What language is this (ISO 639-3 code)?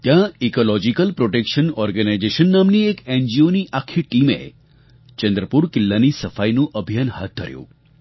guj